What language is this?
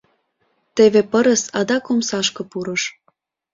Mari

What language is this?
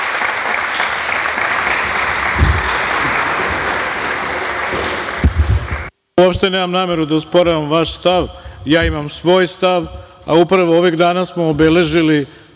Serbian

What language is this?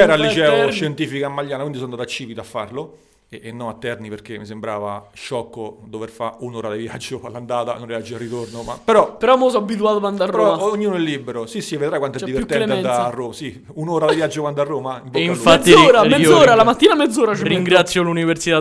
Italian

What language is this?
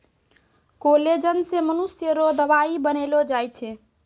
Maithili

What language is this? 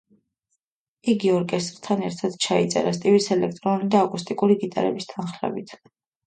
Georgian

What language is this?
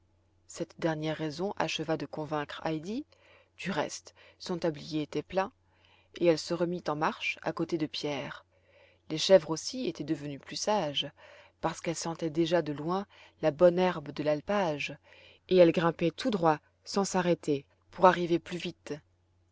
French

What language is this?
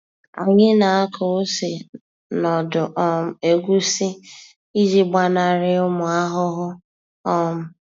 Igbo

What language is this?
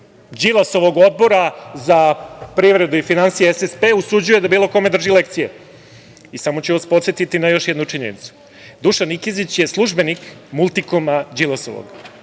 Serbian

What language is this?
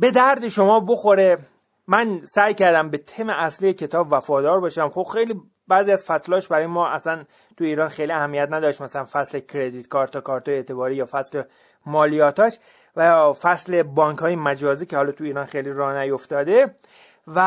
Persian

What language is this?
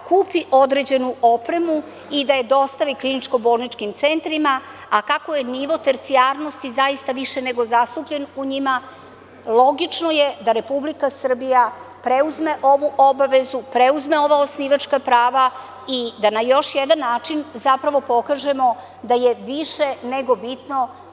Serbian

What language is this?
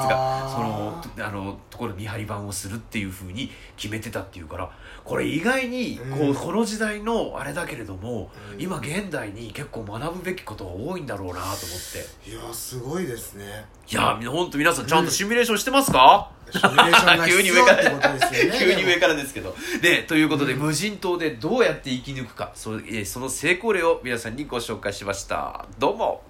Japanese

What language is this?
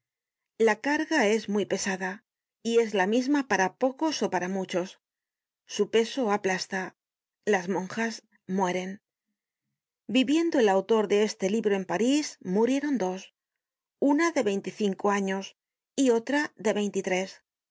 Spanish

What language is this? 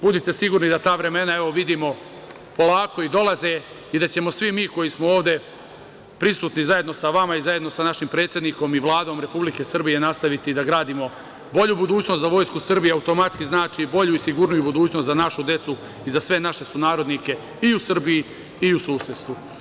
Serbian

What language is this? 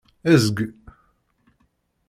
Kabyle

